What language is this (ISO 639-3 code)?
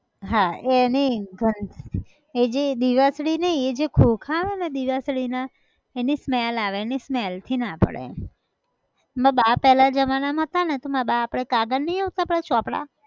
guj